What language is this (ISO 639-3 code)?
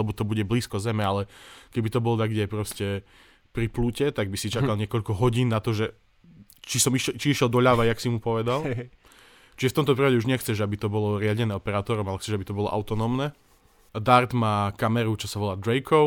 slk